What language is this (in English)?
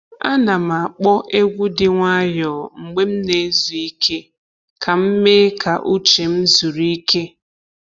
Igbo